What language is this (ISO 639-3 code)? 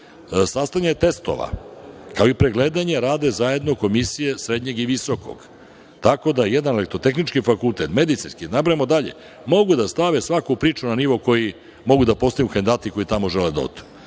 srp